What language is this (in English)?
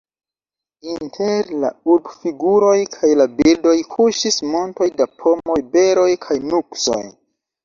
Esperanto